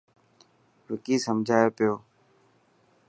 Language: Dhatki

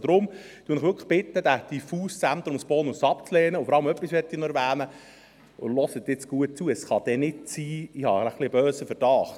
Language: Swiss German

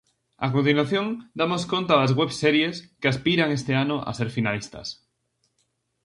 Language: Galician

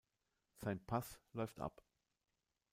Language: German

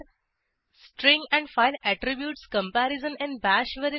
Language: Marathi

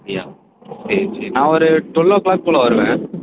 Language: Tamil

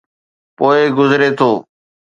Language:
Sindhi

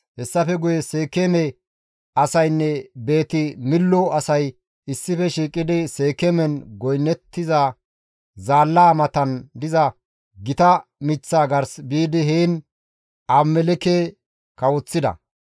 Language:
Gamo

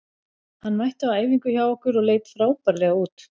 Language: Icelandic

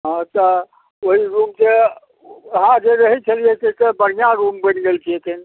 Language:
Maithili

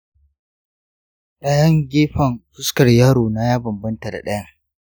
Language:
Hausa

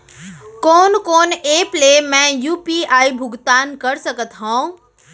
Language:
Chhattisgarhi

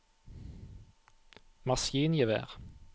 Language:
Norwegian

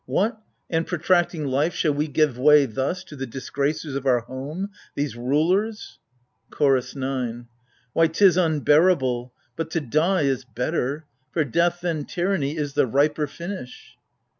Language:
English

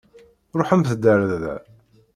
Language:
Kabyle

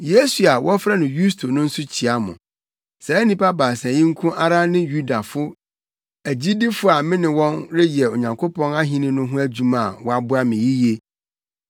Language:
Akan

